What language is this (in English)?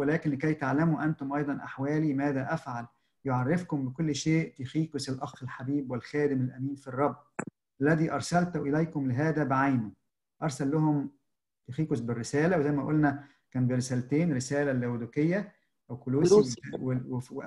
Arabic